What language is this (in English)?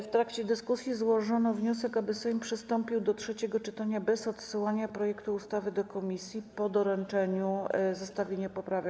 Polish